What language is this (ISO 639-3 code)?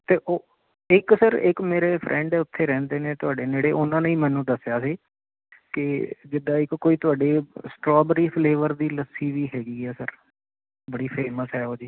pan